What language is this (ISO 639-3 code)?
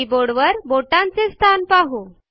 mar